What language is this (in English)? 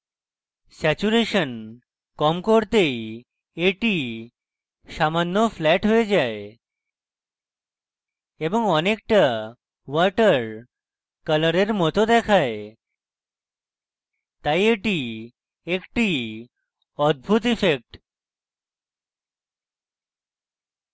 Bangla